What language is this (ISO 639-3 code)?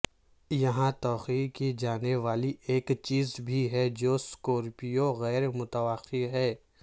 urd